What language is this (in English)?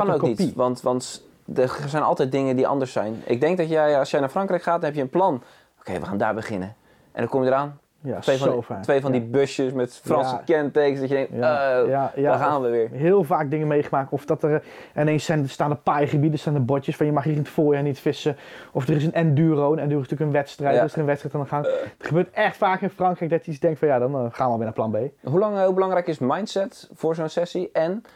Dutch